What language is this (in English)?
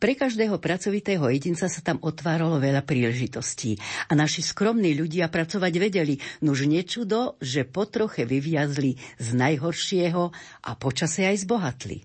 Slovak